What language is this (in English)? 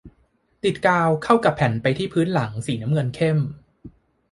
Thai